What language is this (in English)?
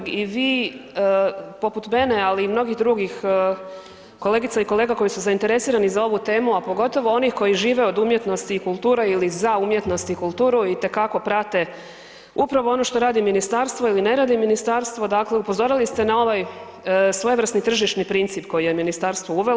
Croatian